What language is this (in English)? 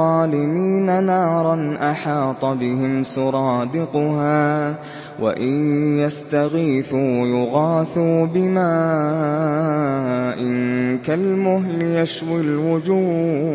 Arabic